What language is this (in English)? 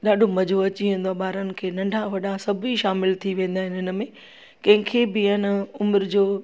Sindhi